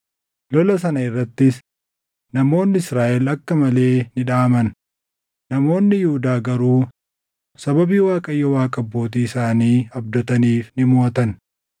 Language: Oromo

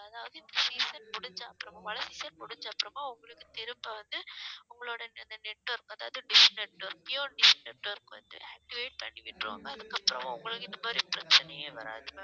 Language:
Tamil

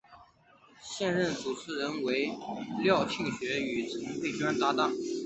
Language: Chinese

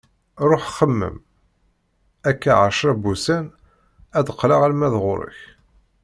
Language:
Kabyle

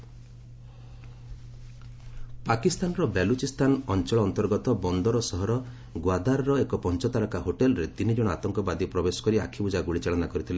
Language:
Odia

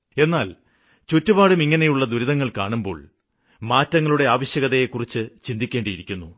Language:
Malayalam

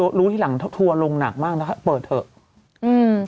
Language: Thai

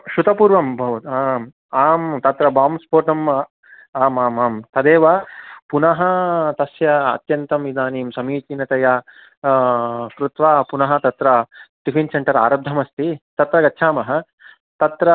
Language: Sanskrit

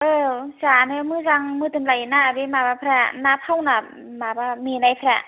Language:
Bodo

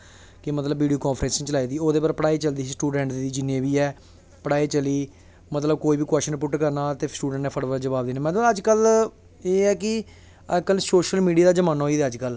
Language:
Dogri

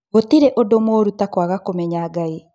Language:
Kikuyu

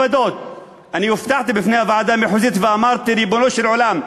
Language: Hebrew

